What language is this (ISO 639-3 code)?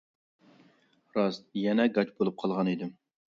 uig